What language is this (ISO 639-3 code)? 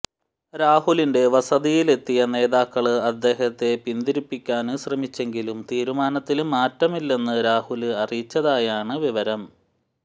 mal